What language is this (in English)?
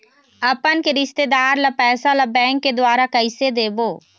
Chhattisgarhi